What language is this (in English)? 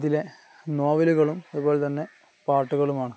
Malayalam